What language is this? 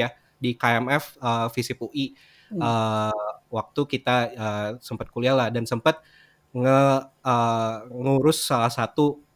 Indonesian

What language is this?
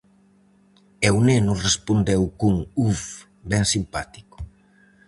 Galician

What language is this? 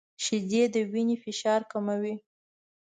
Pashto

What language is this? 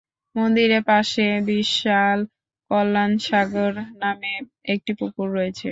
Bangla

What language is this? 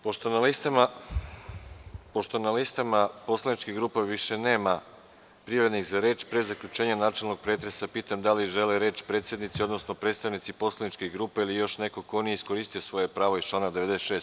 Serbian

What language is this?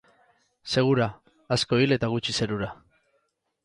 Basque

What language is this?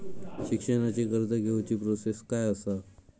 Marathi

